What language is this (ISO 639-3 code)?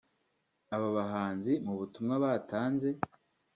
kin